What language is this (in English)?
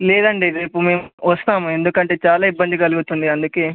Telugu